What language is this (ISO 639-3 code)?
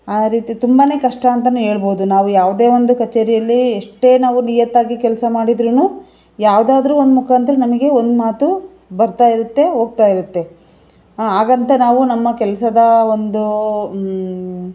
kan